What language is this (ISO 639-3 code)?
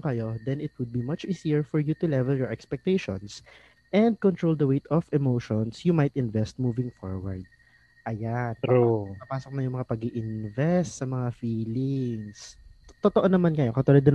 fil